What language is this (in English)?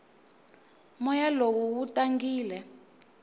Tsonga